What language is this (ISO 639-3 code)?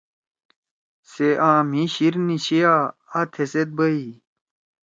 trw